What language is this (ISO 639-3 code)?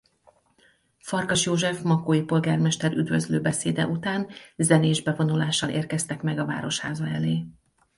hun